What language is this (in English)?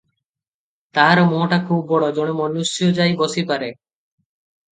Odia